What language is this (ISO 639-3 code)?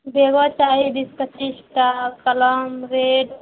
mai